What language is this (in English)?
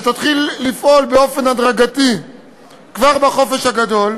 Hebrew